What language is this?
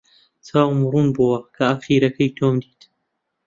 Central Kurdish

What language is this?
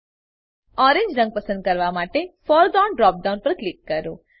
Gujarati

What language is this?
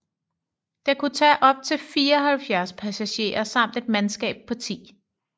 Danish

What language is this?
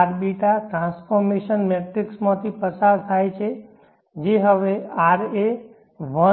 Gujarati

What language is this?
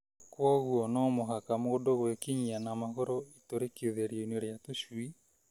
Kikuyu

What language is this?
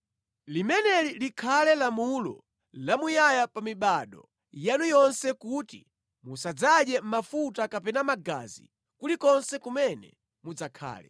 Nyanja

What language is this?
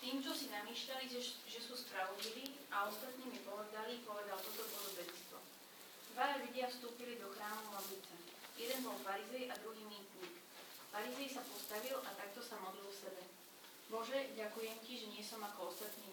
Slovak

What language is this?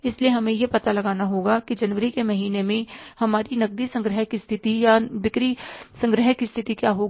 Hindi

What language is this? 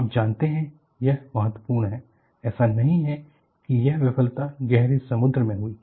Hindi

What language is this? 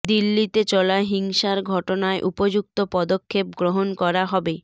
Bangla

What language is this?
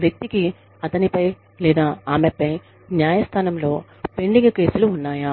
Telugu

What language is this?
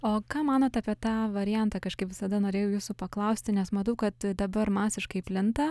Lithuanian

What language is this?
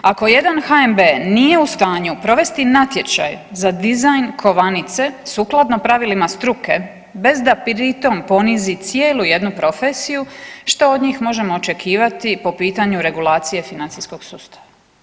Croatian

